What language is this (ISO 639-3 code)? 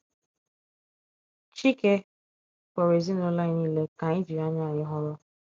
ibo